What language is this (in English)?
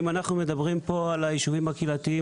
Hebrew